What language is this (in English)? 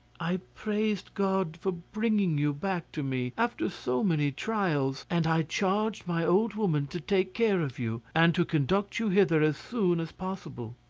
English